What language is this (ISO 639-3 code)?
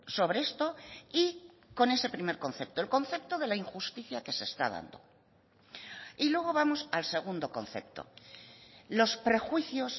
spa